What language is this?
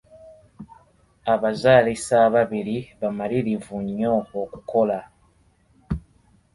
Ganda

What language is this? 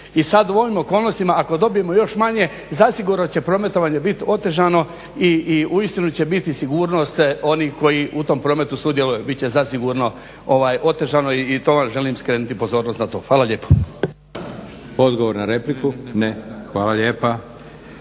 Croatian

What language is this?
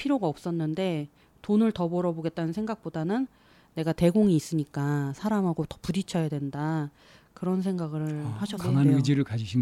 Korean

